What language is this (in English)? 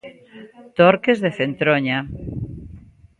Galician